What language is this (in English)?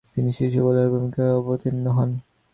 Bangla